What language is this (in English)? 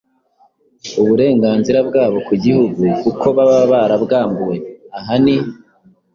Kinyarwanda